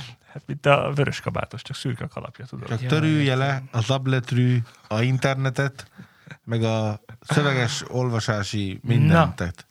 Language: Hungarian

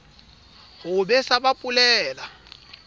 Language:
Southern Sotho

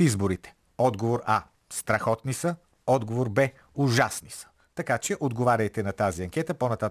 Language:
Bulgarian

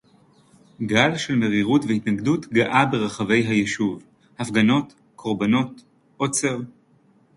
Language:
Hebrew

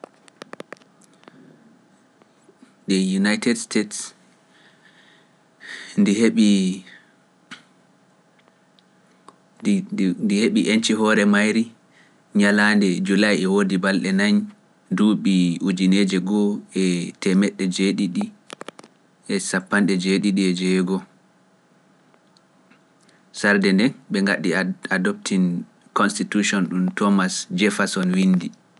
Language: Pular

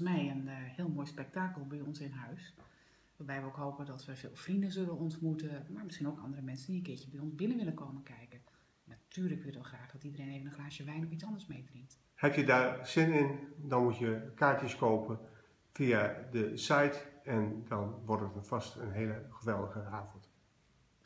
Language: Dutch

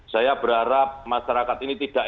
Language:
Indonesian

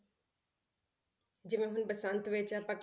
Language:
Punjabi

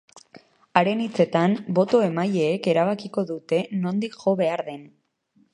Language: Basque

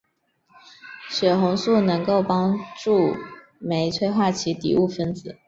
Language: Chinese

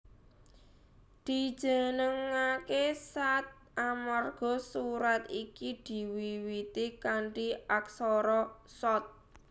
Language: Javanese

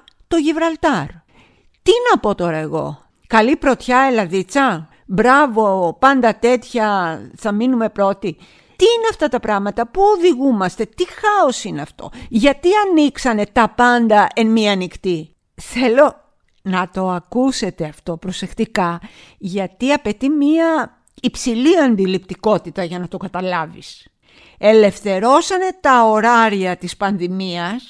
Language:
Greek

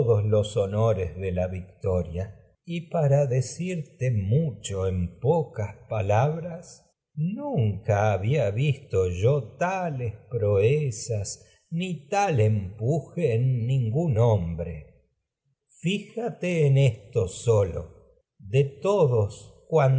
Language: Spanish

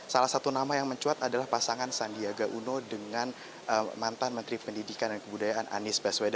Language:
Indonesian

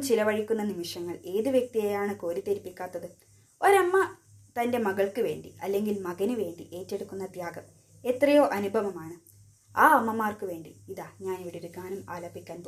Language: Malayalam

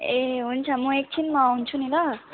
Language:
Nepali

